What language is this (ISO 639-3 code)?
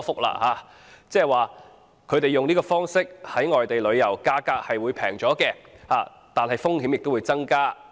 yue